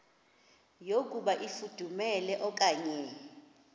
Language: Xhosa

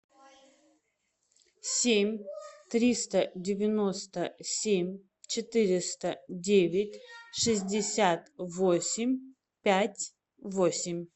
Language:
Russian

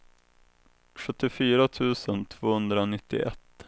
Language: Swedish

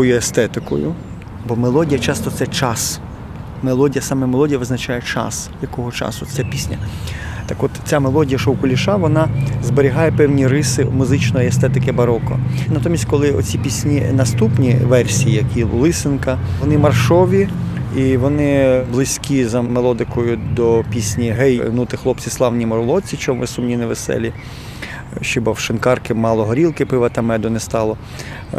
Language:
Ukrainian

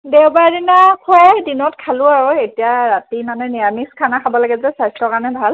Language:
Assamese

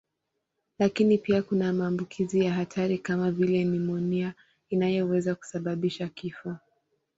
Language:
Swahili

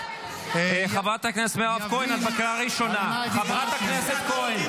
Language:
Hebrew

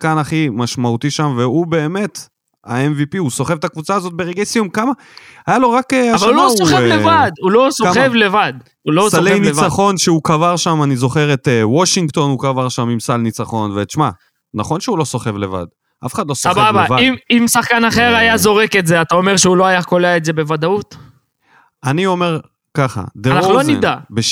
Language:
Hebrew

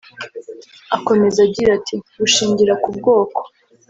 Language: Kinyarwanda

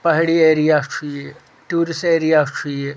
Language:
Kashmiri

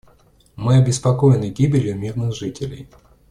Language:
Russian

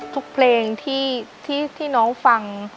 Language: Thai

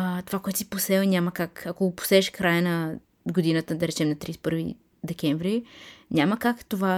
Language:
Bulgarian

